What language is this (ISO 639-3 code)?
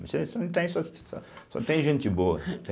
por